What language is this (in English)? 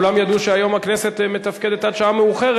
Hebrew